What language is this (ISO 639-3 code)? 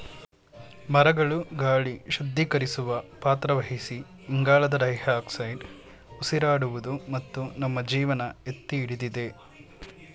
kan